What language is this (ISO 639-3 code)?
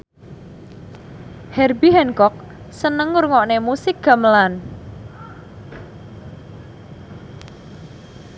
jav